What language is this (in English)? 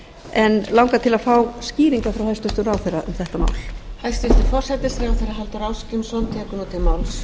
Icelandic